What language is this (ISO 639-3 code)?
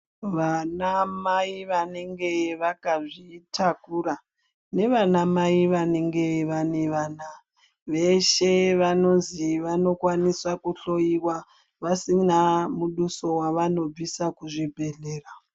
ndc